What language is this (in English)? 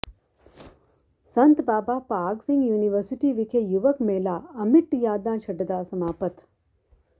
Punjabi